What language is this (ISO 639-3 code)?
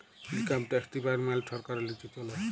ben